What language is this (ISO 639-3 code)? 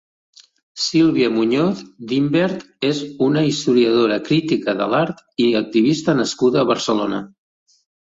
cat